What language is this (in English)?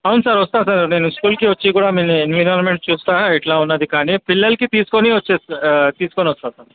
Telugu